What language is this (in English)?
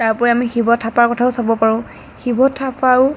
Assamese